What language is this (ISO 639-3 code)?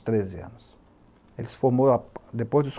por